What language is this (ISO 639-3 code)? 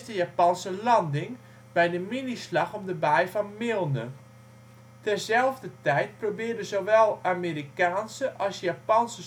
nld